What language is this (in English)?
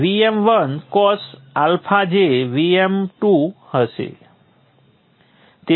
Gujarati